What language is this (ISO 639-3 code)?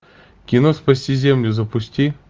rus